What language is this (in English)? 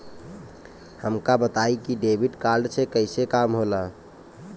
Bhojpuri